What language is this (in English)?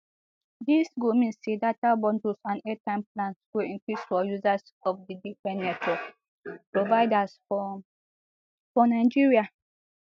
Nigerian Pidgin